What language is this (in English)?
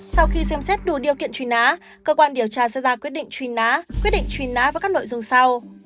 Vietnamese